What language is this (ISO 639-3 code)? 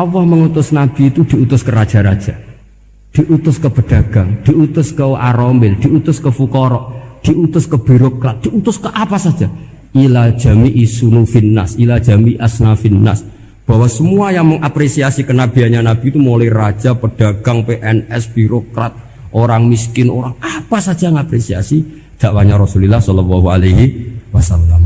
ind